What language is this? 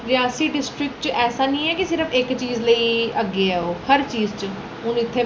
Dogri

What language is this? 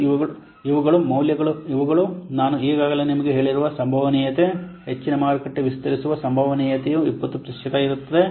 Kannada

